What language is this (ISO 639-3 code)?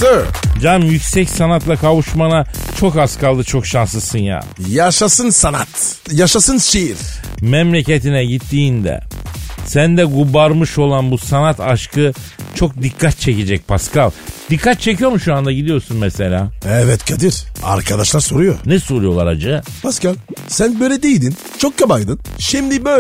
tur